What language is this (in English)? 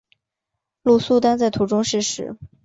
Chinese